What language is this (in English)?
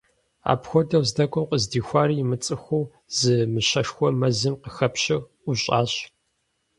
Kabardian